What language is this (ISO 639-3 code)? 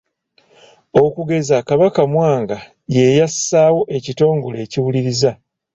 lug